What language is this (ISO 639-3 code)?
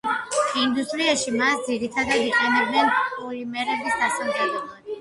kat